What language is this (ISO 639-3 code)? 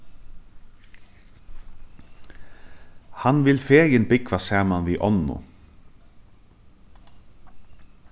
fao